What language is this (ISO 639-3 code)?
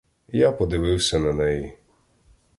ukr